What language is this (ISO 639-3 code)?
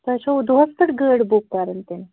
kas